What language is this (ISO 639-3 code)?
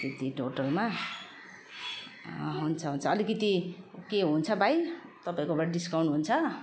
nep